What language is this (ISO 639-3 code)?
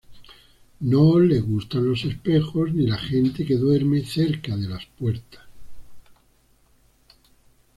spa